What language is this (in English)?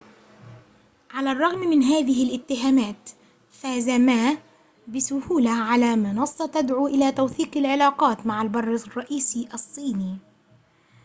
Arabic